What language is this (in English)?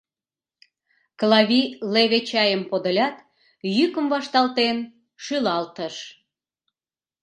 Mari